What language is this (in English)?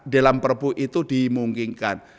Indonesian